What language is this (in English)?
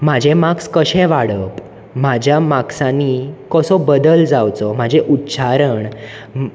Konkani